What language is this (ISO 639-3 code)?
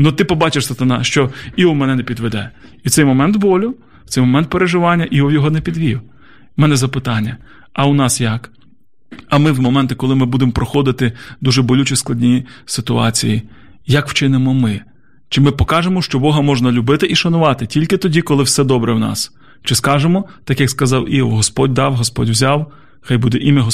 ukr